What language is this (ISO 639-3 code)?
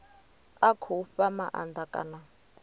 ven